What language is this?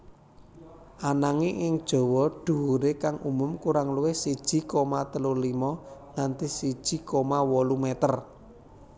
Javanese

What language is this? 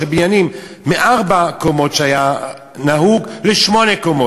Hebrew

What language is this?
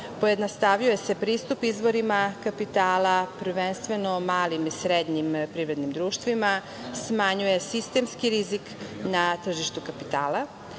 Serbian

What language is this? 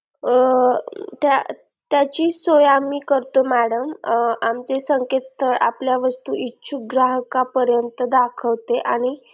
Marathi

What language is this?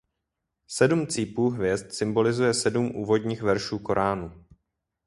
Czech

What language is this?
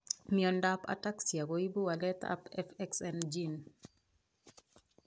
Kalenjin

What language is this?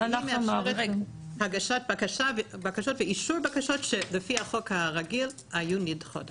Hebrew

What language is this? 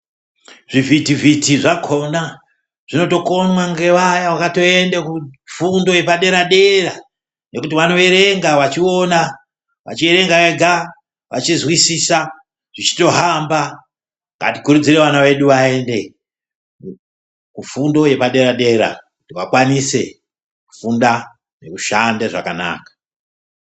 Ndau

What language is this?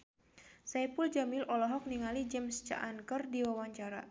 Sundanese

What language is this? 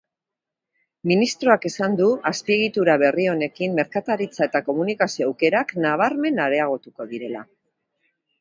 Basque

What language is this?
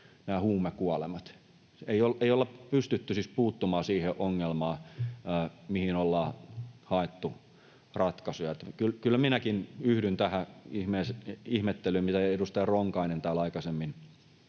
Finnish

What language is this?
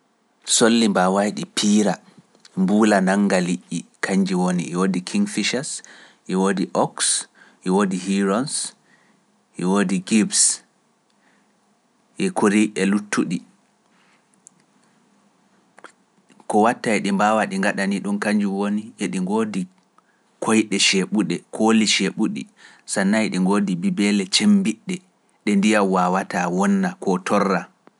Pular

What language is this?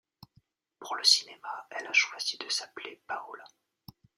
French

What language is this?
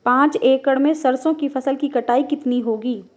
Hindi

